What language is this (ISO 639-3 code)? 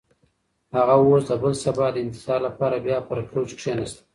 pus